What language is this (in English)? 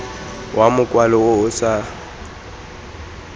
Tswana